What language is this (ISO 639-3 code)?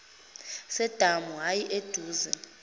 zul